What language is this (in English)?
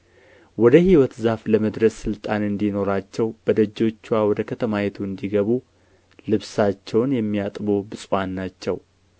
Amharic